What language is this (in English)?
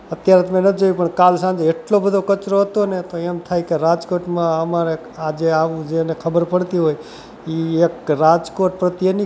Gujarati